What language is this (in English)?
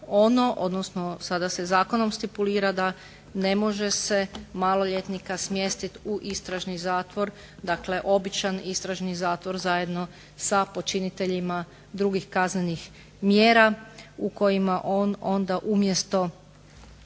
Croatian